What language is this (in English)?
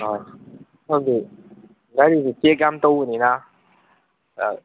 Manipuri